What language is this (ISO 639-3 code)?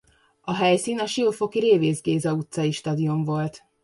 hun